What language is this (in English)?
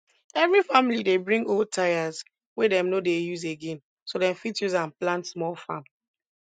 Nigerian Pidgin